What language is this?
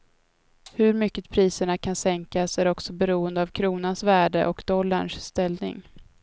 Swedish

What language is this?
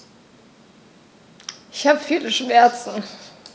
German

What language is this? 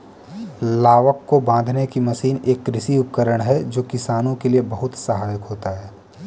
Hindi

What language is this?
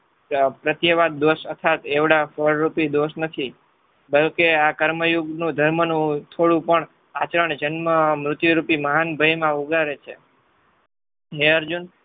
Gujarati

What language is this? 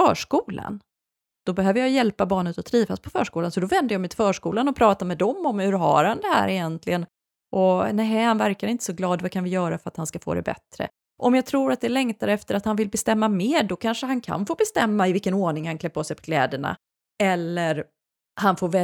Swedish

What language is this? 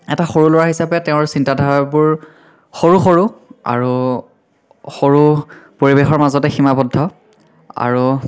Assamese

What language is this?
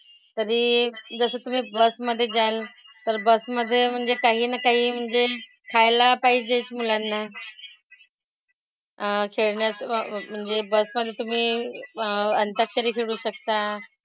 Marathi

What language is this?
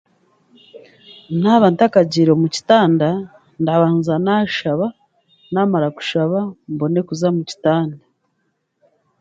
Chiga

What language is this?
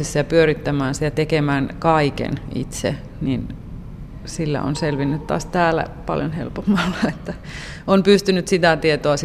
Finnish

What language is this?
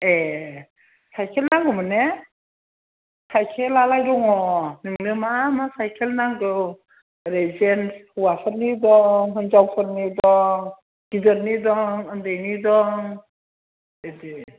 Bodo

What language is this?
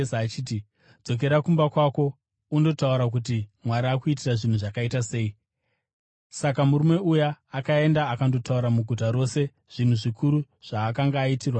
Shona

